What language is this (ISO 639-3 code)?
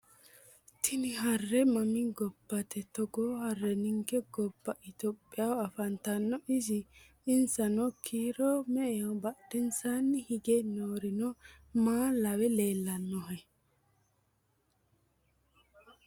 sid